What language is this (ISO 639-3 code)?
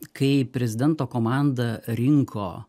lit